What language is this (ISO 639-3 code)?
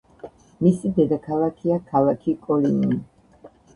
kat